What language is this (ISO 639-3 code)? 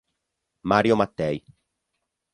ita